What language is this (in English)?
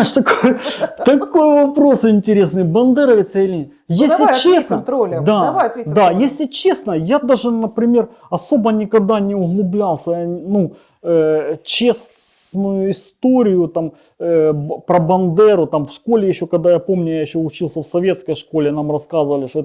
Russian